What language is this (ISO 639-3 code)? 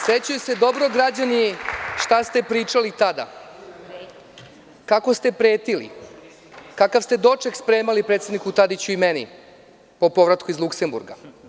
srp